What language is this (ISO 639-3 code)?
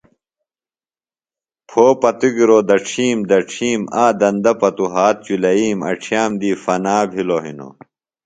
phl